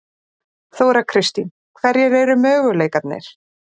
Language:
Icelandic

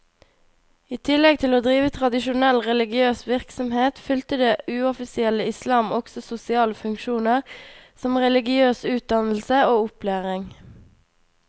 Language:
Norwegian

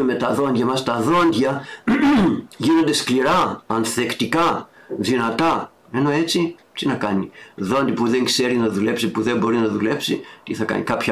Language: Greek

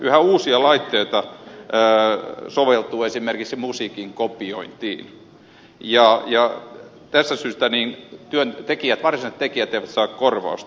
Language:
Finnish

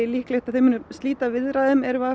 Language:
Icelandic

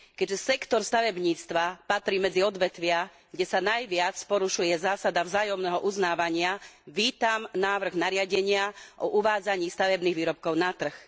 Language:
Slovak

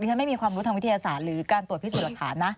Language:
Thai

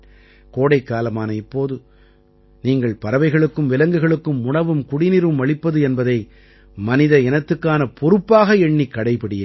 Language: Tamil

